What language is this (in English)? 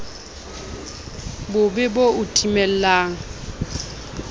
Southern Sotho